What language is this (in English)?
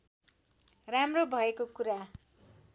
Nepali